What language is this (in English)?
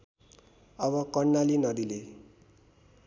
Nepali